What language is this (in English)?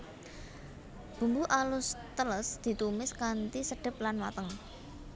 Javanese